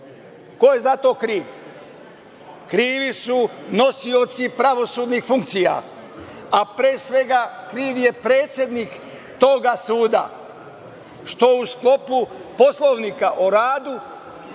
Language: Serbian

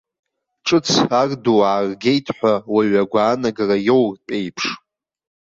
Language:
Abkhazian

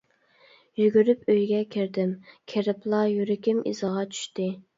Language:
Uyghur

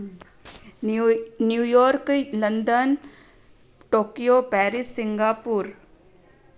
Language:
Sindhi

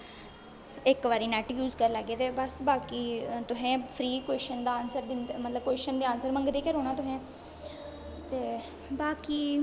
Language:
Dogri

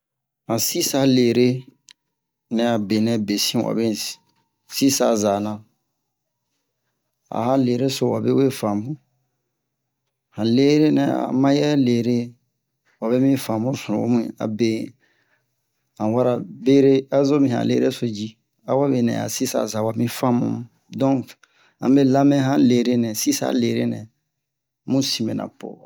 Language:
Bomu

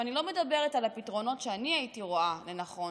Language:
Hebrew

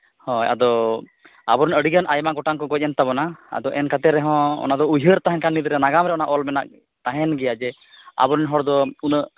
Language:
Santali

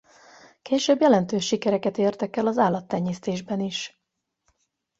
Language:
Hungarian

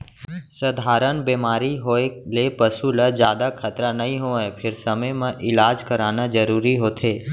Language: Chhattisgarhi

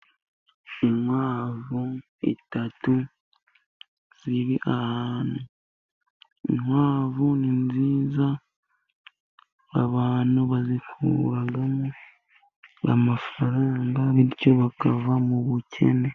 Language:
Kinyarwanda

